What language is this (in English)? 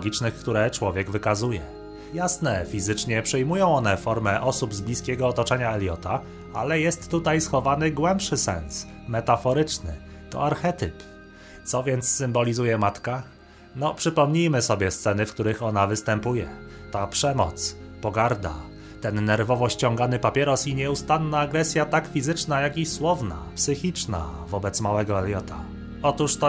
Polish